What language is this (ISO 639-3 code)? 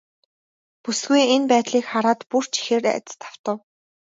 mon